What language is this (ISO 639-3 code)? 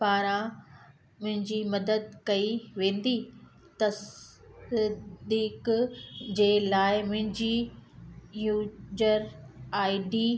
snd